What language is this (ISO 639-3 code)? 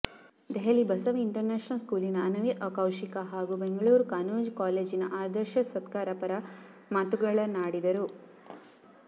kan